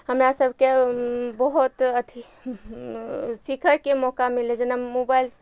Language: Maithili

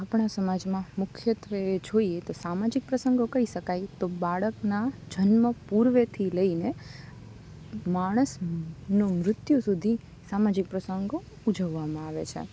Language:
Gujarati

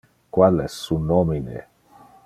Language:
Interlingua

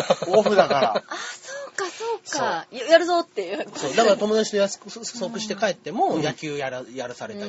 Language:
Japanese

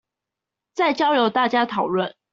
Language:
Chinese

